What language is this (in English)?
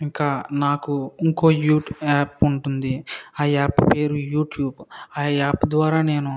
Telugu